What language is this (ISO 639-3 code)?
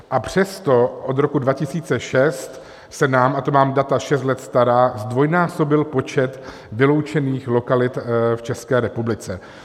ces